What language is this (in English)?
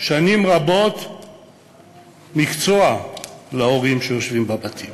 Hebrew